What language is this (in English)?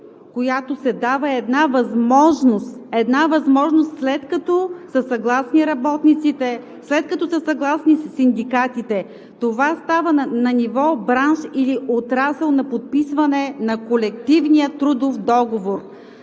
Bulgarian